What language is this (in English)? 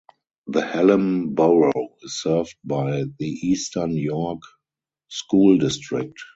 English